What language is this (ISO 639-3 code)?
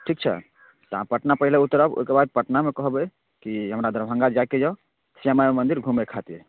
mai